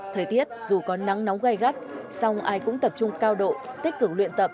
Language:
Vietnamese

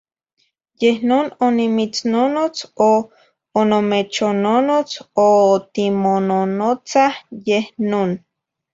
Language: Zacatlán-Ahuacatlán-Tepetzintla Nahuatl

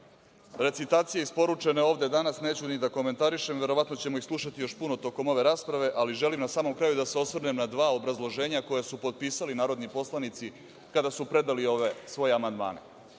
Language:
Serbian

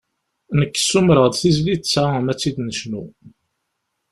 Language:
Kabyle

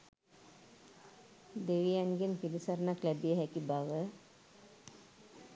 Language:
Sinhala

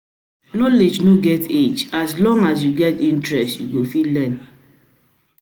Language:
Nigerian Pidgin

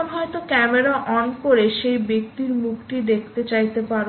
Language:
Bangla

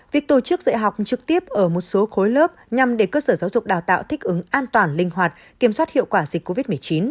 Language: Vietnamese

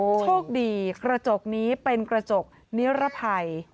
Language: Thai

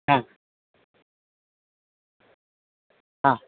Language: Malayalam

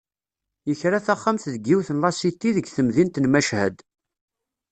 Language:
Kabyle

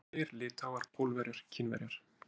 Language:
Icelandic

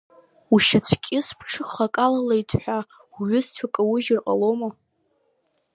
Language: Abkhazian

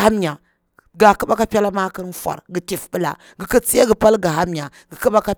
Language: Bura-Pabir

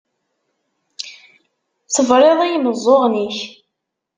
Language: Kabyle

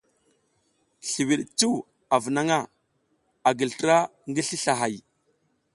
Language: South Giziga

